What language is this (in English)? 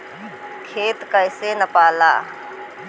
Bhojpuri